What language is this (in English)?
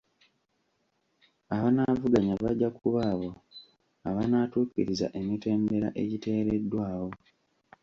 Ganda